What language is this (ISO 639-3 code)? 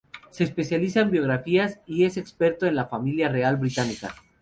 spa